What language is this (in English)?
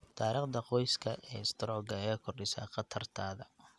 Somali